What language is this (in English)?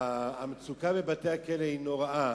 Hebrew